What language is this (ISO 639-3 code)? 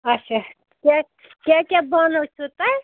kas